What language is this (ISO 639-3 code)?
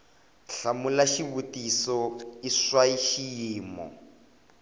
tso